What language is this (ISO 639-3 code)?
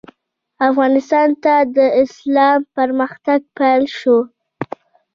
pus